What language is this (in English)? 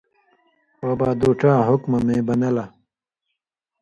Indus Kohistani